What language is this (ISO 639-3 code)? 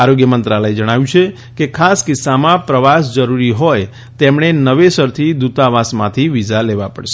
guj